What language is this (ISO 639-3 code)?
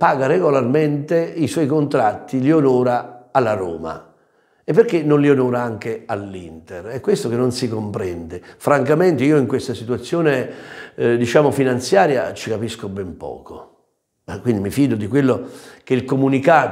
ita